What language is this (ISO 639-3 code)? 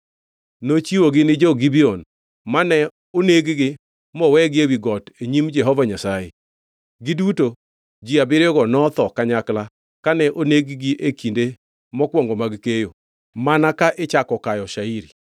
luo